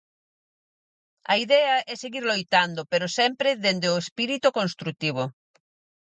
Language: Galician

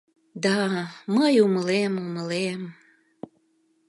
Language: Mari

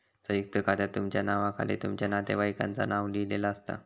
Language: Marathi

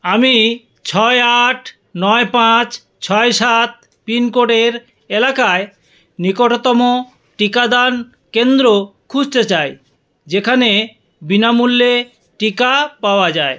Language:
Bangla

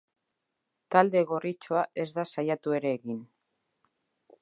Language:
Basque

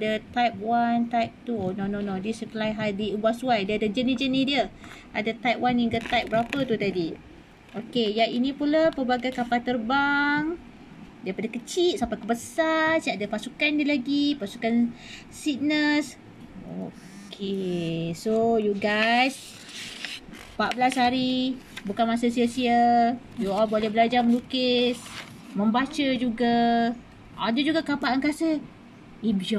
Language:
Malay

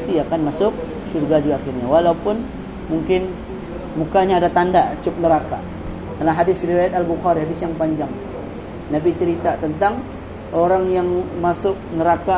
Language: Malay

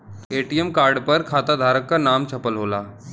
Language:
Bhojpuri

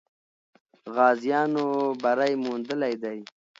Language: Pashto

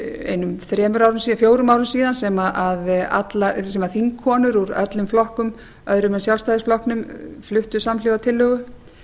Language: Icelandic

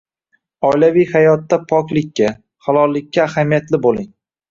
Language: Uzbek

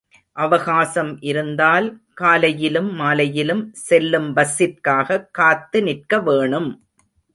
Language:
Tamil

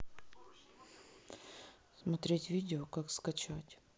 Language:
Russian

